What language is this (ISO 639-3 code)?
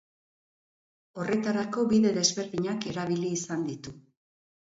eus